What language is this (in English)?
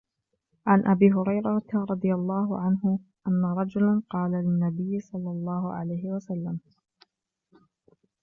Arabic